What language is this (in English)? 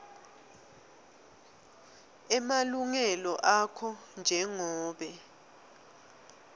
Swati